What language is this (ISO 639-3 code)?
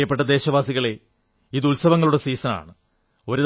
mal